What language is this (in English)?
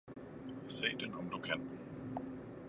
Danish